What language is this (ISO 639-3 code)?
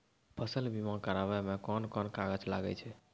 mai